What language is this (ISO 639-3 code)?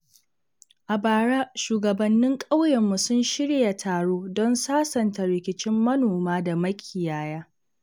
hau